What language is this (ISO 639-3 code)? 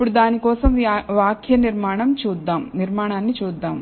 tel